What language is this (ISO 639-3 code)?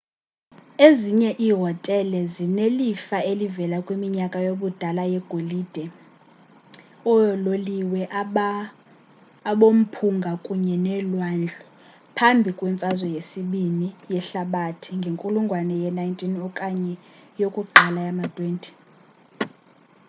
xho